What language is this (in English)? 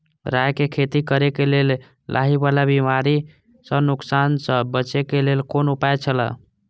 Maithili